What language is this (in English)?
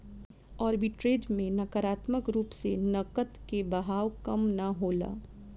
Bhojpuri